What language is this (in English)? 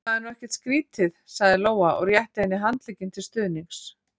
Icelandic